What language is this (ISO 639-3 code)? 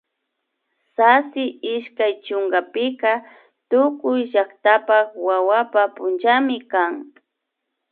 qvi